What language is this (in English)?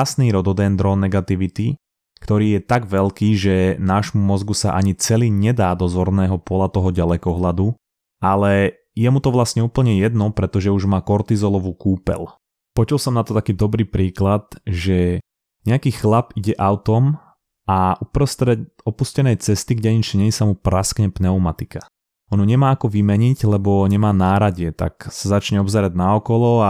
Slovak